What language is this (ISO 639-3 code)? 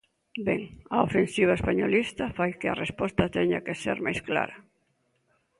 glg